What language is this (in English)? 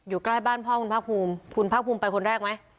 Thai